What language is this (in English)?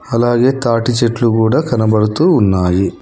Telugu